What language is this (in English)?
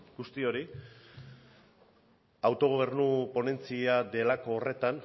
Basque